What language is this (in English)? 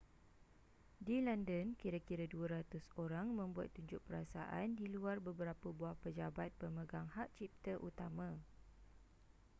Malay